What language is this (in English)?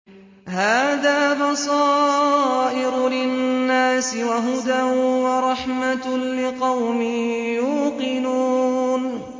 Arabic